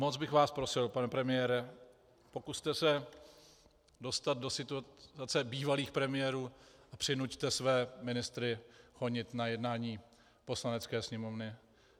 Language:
Czech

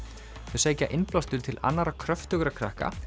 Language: Icelandic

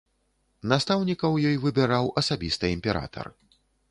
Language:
Belarusian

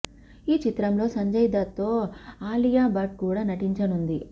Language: Telugu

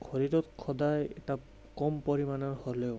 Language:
Assamese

